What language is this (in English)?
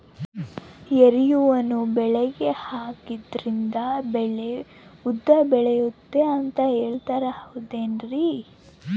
Kannada